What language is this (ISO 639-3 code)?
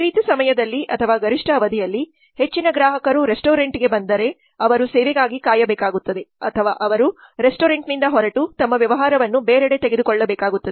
kan